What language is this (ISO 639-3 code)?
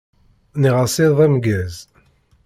kab